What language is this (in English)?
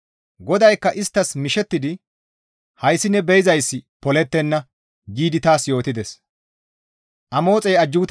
Gamo